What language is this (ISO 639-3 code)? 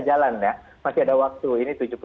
ind